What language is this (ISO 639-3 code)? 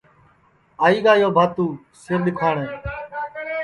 ssi